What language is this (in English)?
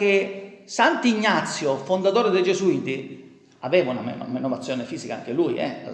Italian